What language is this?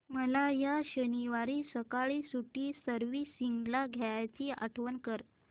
Marathi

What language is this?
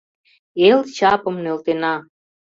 Mari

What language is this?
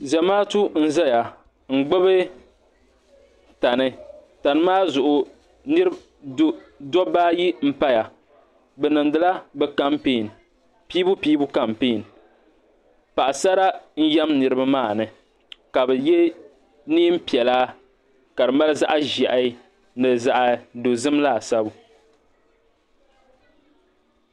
Dagbani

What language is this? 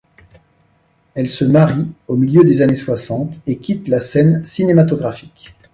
French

